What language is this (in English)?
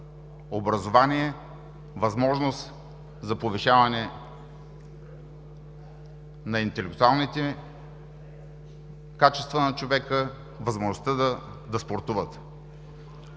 Bulgarian